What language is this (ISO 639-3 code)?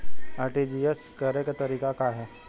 bho